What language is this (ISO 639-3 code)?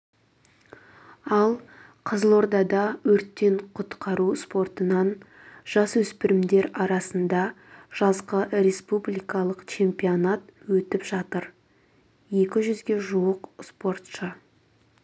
kaz